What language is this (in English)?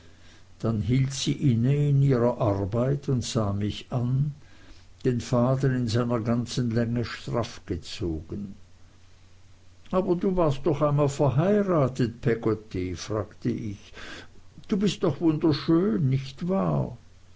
German